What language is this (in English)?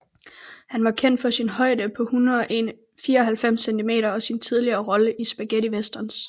Danish